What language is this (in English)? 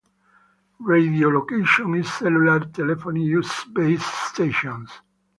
English